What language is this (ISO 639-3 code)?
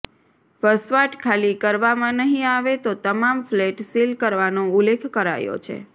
guj